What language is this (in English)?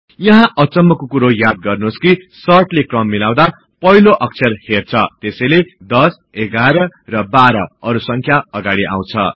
Nepali